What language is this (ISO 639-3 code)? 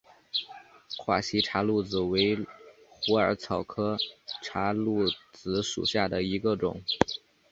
zho